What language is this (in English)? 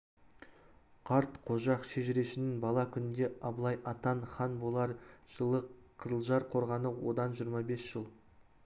Kazakh